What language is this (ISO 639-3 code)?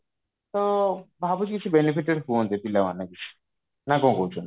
ori